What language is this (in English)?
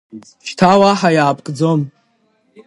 Abkhazian